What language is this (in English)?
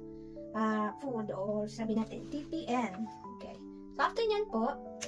Filipino